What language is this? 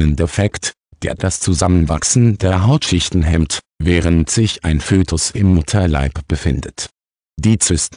German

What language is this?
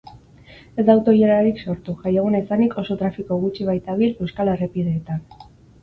Basque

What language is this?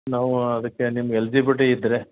Kannada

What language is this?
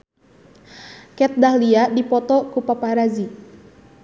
Sundanese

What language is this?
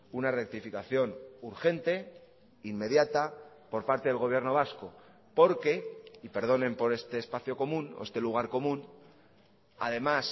Spanish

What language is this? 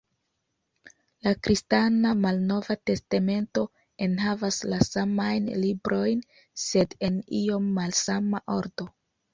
Esperanto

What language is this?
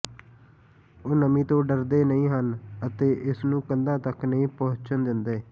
Punjabi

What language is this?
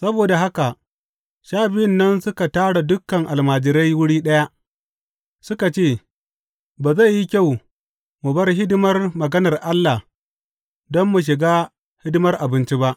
Hausa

